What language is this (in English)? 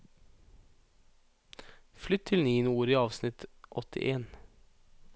Norwegian